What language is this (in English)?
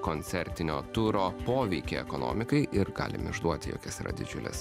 Lithuanian